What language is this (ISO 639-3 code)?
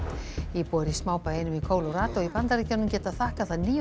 isl